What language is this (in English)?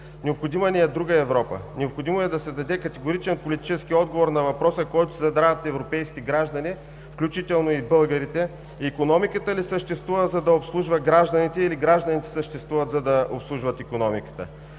Bulgarian